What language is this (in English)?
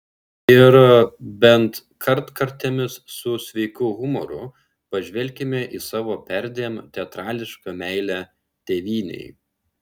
Lithuanian